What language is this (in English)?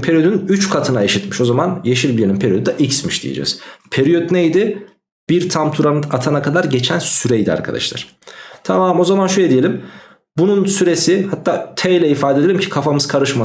Turkish